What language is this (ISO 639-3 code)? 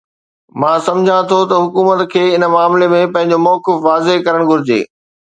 snd